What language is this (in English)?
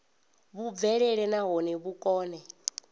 Venda